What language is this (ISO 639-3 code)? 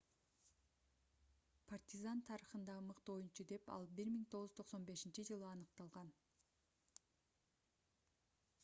kir